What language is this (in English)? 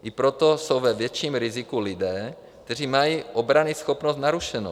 Czech